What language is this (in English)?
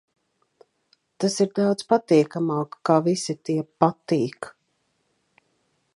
Latvian